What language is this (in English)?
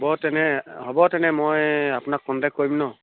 Assamese